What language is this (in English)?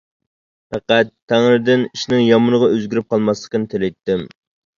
Uyghur